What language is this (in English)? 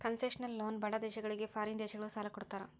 Kannada